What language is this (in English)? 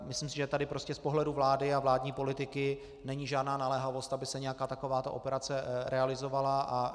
Czech